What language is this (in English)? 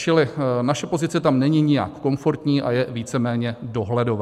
Czech